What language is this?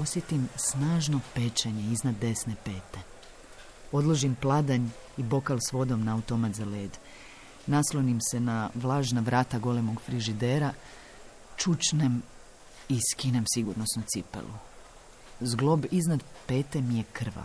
Croatian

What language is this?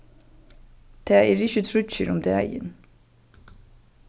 Faroese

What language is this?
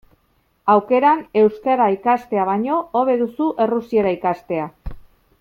Basque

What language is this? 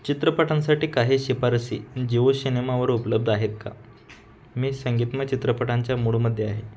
Marathi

